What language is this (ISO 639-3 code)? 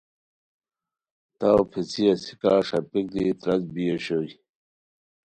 khw